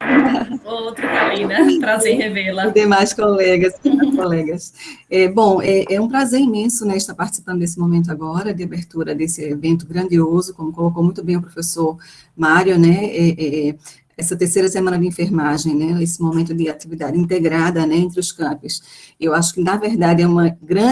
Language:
Portuguese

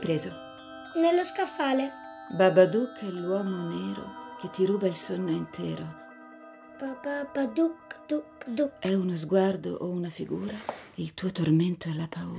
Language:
Italian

